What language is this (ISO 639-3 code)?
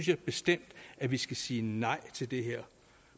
dan